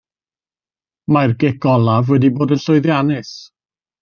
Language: Welsh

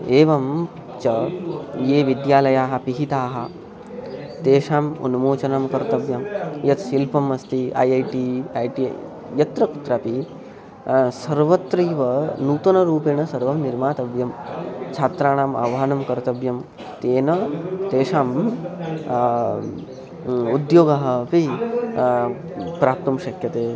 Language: Sanskrit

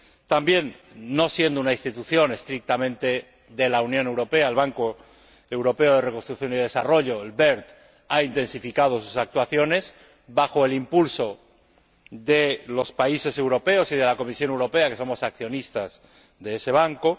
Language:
Spanish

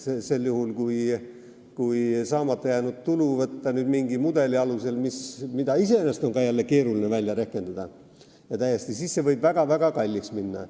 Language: Estonian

